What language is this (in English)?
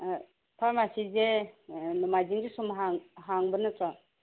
Manipuri